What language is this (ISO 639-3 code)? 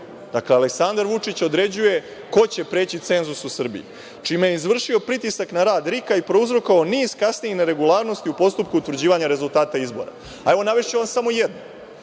srp